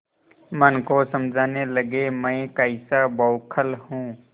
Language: Hindi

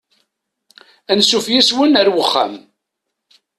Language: Kabyle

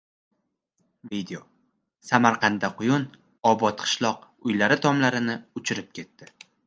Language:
Uzbek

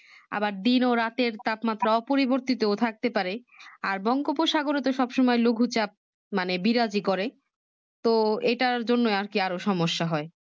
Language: Bangla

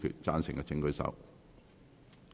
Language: Cantonese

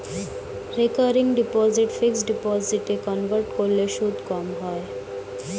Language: Bangla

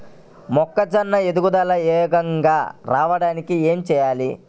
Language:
Telugu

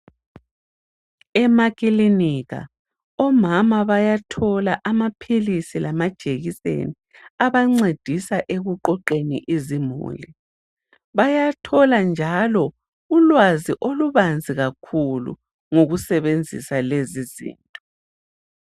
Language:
North Ndebele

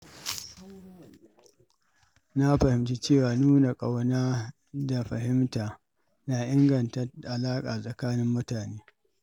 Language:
Hausa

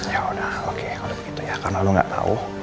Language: Indonesian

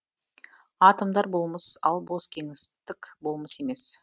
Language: Kazakh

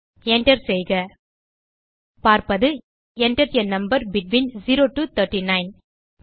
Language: Tamil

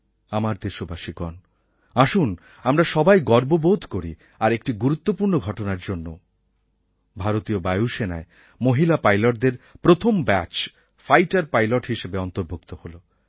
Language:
Bangla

